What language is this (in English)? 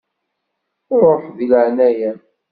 Kabyle